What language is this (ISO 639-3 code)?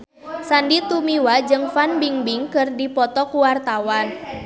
sun